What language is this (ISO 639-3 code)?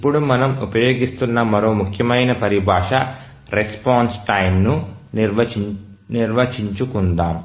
tel